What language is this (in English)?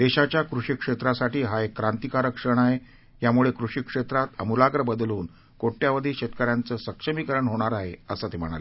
Marathi